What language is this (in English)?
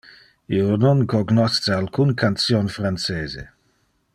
Interlingua